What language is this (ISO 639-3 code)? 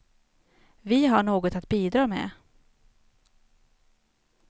swe